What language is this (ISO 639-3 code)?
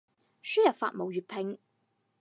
yue